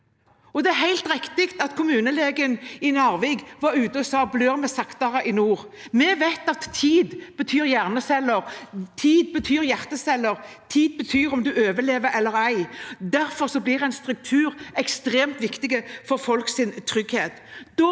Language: Norwegian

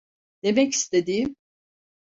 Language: Turkish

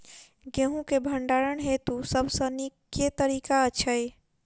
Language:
Maithili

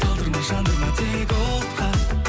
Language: Kazakh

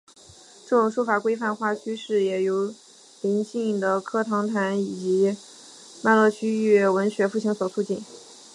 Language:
Chinese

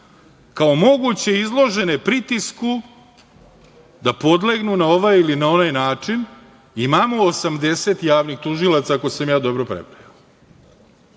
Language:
Serbian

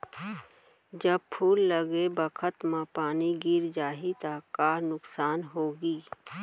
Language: Chhattisgarhi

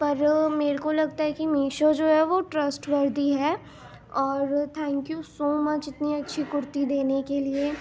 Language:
Urdu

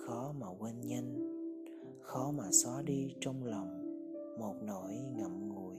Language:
Vietnamese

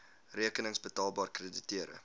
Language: Afrikaans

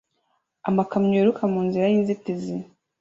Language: Kinyarwanda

